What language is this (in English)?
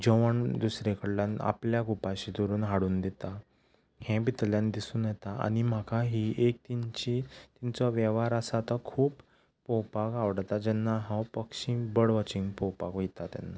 Konkani